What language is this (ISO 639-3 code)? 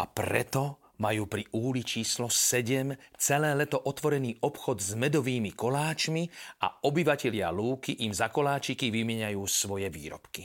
slk